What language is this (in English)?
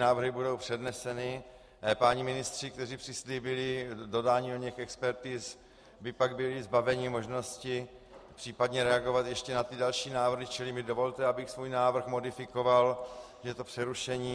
Czech